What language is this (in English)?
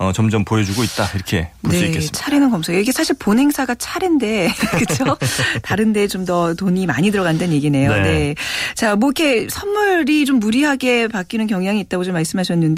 Korean